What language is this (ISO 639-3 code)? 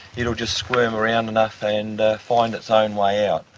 eng